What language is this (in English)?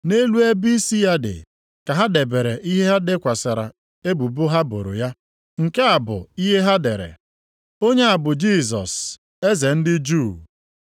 Igbo